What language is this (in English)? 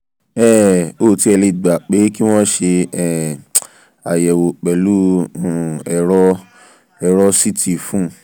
Yoruba